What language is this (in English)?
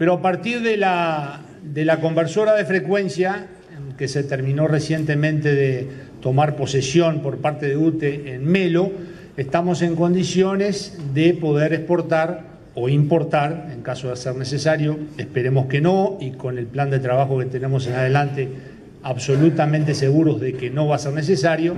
Spanish